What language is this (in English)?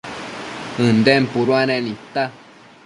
Matsés